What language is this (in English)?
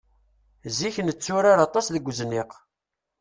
Kabyle